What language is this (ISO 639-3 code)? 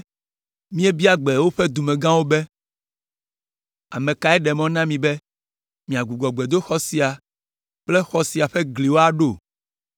ewe